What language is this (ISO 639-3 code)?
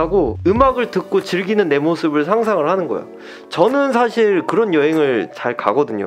kor